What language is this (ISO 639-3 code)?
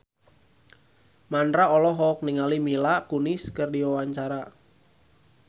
sun